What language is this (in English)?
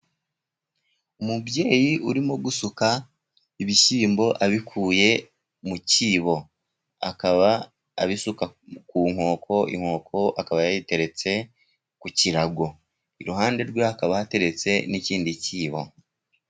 Kinyarwanda